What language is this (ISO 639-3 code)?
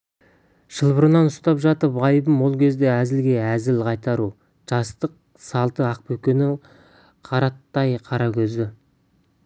kaz